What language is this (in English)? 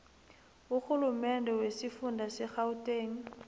South Ndebele